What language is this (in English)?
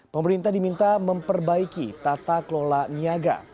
Indonesian